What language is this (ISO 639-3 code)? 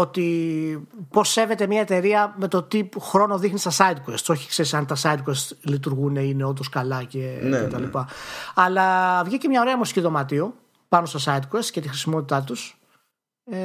ell